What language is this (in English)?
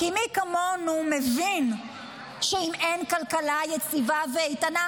Hebrew